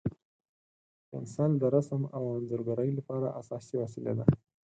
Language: Pashto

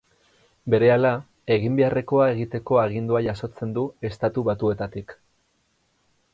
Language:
Basque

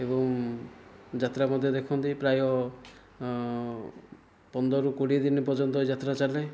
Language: Odia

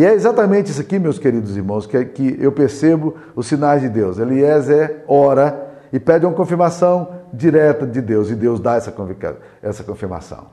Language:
Portuguese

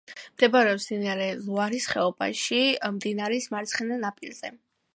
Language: Georgian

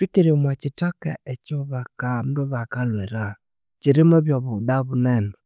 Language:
Konzo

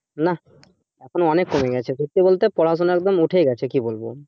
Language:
Bangla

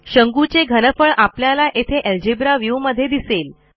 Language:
Marathi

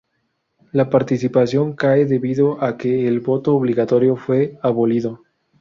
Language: Spanish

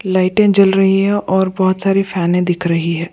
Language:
Hindi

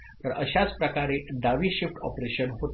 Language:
Marathi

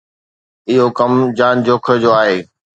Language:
Sindhi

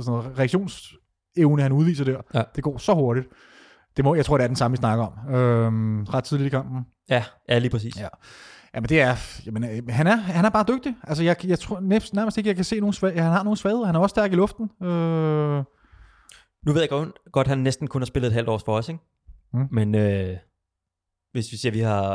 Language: Danish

